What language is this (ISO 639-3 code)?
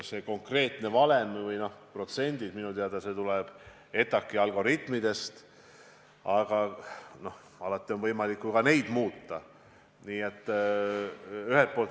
est